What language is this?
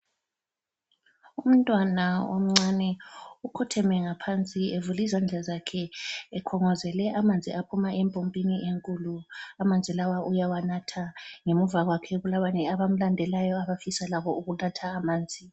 North Ndebele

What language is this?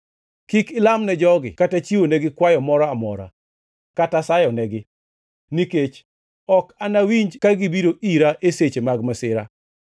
Luo (Kenya and Tanzania)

